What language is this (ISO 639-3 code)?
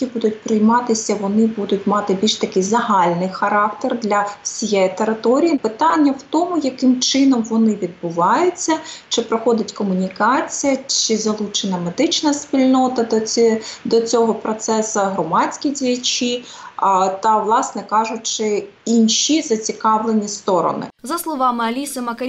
ukr